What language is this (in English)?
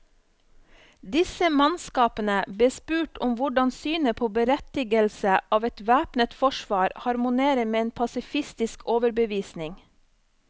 Norwegian